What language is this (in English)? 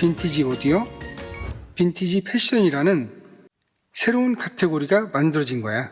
Korean